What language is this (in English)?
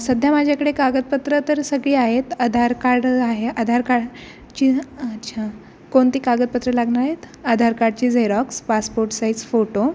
Marathi